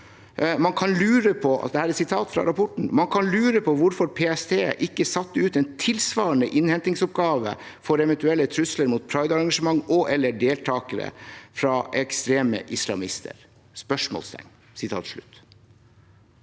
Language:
Norwegian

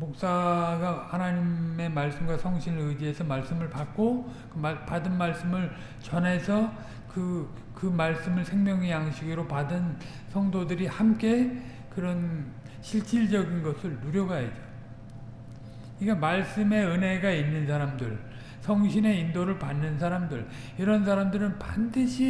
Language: Korean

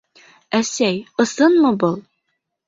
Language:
Bashkir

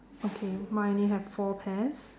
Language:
English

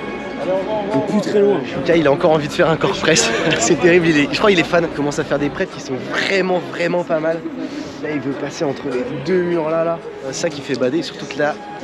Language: French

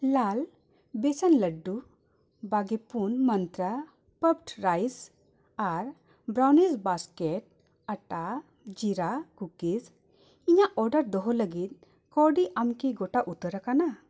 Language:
Santali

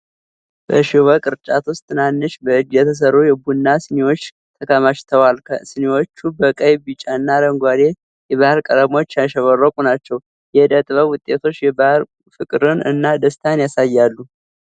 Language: Amharic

